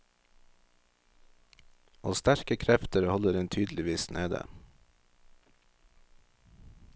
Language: Norwegian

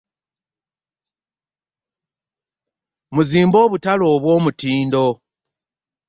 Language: Ganda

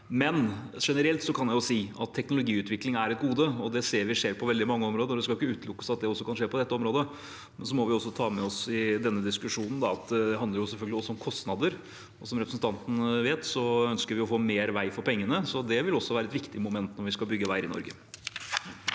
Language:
Norwegian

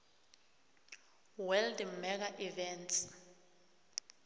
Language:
South Ndebele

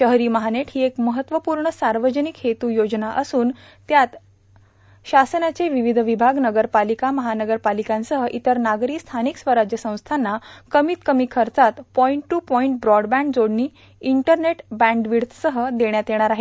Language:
Marathi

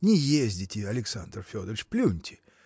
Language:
Russian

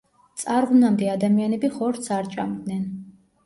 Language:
Georgian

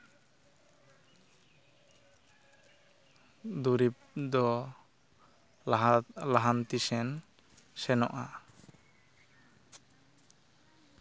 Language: Santali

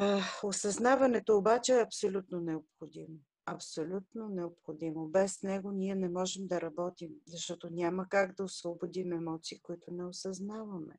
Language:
Bulgarian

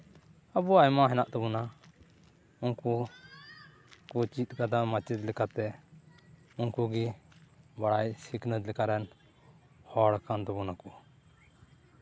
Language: Santali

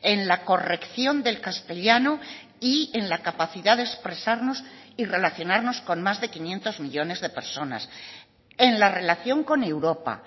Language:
Spanish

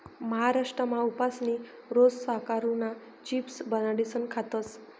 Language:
Marathi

